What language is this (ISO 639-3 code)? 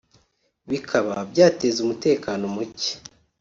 kin